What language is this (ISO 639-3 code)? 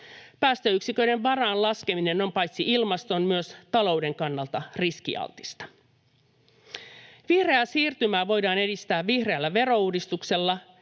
fin